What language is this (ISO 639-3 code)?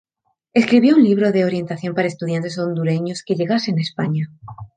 spa